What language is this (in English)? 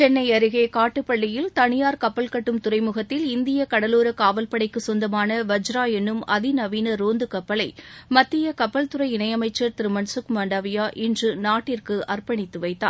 Tamil